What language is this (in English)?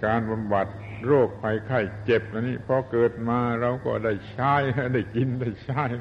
Thai